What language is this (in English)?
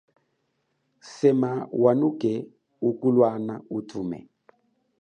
Chokwe